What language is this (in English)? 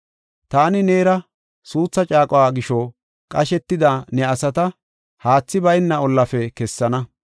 Gofa